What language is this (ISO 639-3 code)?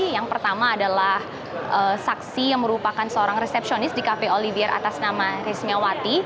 ind